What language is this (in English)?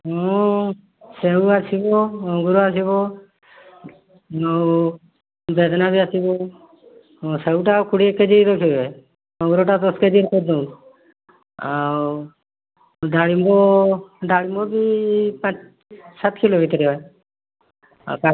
Odia